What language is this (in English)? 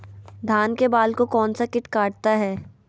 Magahi